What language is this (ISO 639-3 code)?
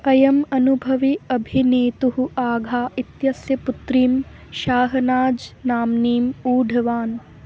san